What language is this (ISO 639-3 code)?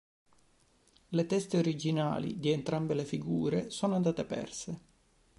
ita